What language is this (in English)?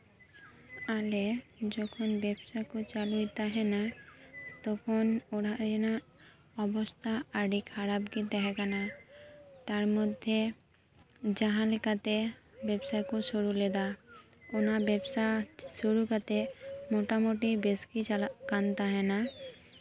Santali